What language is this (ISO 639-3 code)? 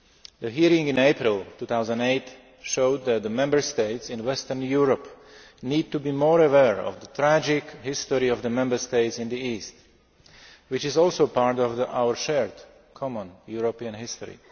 eng